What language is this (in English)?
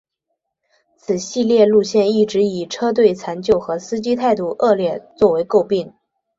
Chinese